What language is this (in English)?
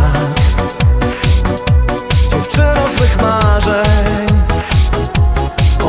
Russian